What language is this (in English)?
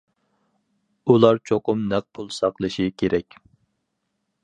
Uyghur